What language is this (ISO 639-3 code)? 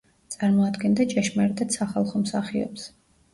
kat